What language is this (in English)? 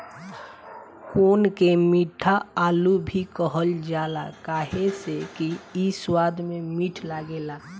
Bhojpuri